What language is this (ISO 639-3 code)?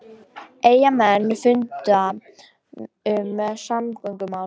isl